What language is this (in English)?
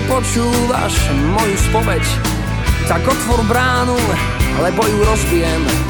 Slovak